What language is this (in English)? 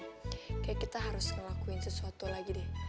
Indonesian